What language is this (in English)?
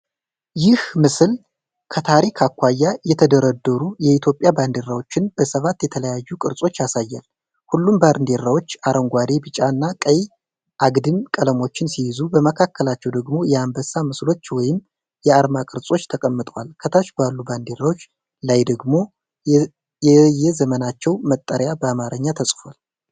Amharic